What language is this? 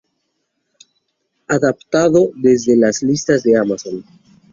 Spanish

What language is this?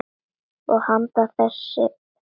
Icelandic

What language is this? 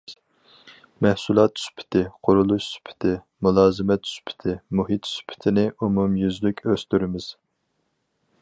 Uyghur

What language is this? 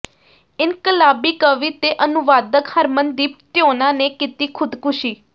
Punjabi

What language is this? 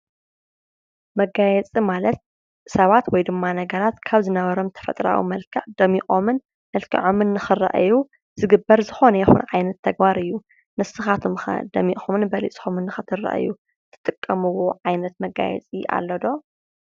Tigrinya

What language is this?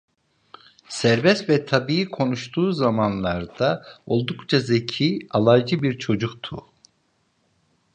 Turkish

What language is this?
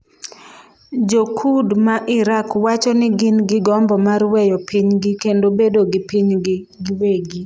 Luo (Kenya and Tanzania)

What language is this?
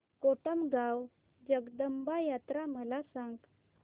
Marathi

